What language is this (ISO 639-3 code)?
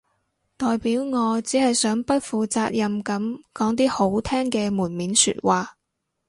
yue